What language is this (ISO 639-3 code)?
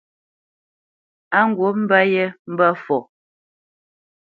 bce